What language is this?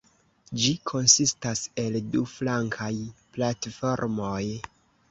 Esperanto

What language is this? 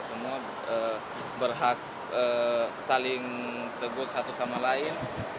Indonesian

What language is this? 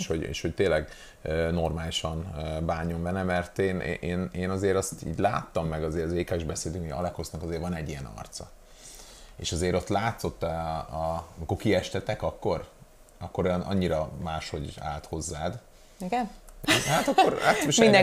Hungarian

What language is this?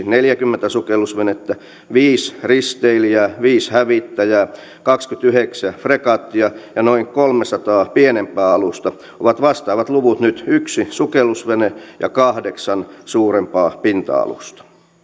Finnish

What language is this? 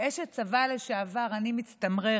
Hebrew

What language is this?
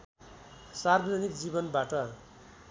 Nepali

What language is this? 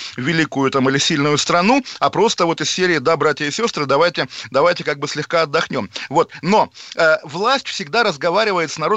Russian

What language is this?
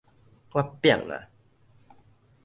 Min Nan Chinese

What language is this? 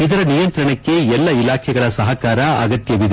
Kannada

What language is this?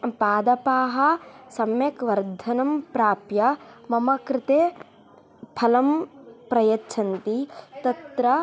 Sanskrit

